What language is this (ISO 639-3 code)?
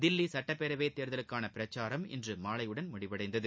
tam